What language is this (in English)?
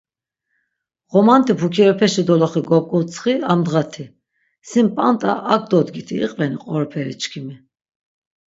Laz